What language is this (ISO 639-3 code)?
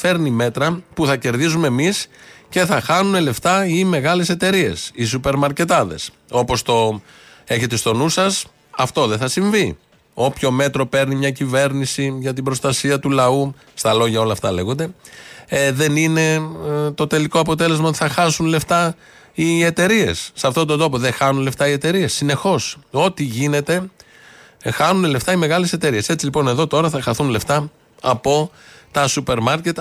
ell